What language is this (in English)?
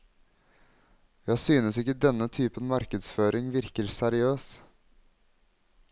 Norwegian